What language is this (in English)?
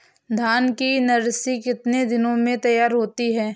Hindi